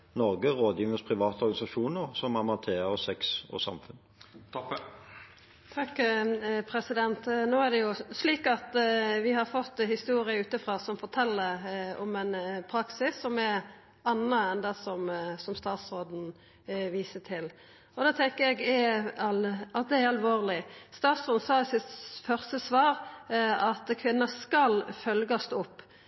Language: Norwegian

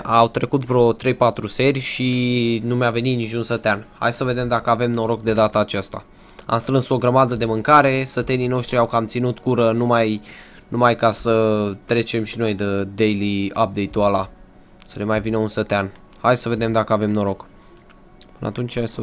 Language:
Romanian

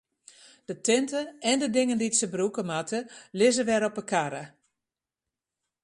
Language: Western Frisian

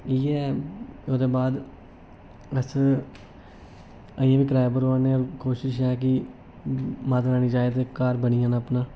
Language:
Dogri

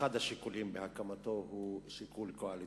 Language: Hebrew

